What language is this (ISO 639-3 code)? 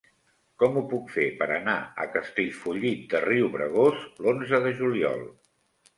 cat